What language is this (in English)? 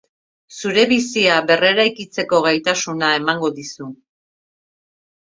Basque